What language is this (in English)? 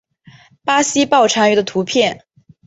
Chinese